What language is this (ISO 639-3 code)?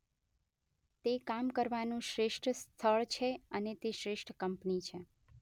guj